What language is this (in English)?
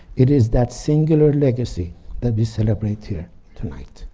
English